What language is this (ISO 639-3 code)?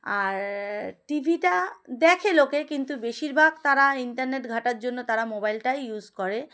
ben